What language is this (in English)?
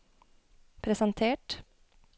Norwegian